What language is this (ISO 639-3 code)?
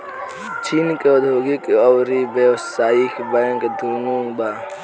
bho